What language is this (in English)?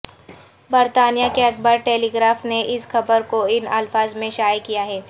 Urdu